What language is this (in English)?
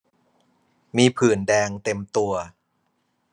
Thai